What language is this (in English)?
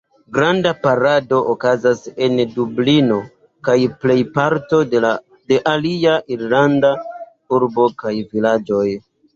Esperanto